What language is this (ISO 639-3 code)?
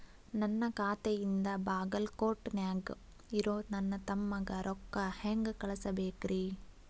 kan